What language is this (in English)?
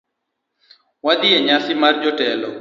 Luo (Kenya and Tanzania)